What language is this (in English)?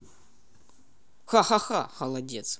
Russian